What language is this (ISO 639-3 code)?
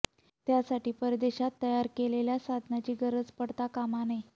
mar